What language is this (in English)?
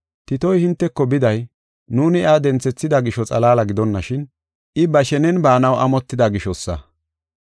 Gofa